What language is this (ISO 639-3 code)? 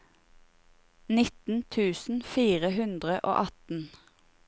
nor